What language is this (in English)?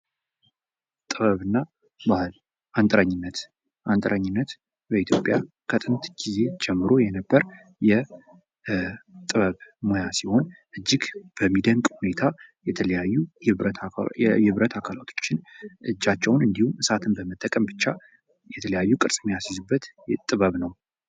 Amharic